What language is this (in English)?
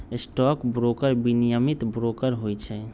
Magahi